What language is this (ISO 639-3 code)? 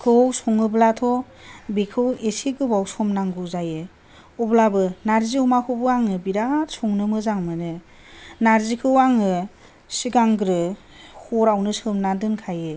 brx